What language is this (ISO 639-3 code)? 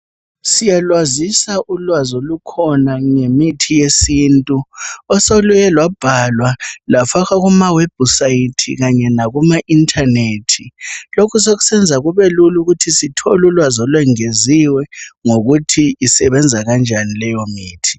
nde